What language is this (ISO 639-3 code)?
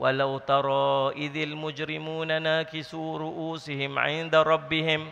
msa